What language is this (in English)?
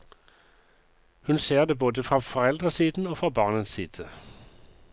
Norwegian